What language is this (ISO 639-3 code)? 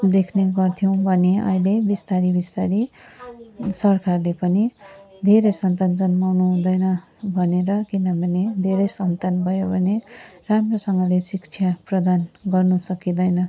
nep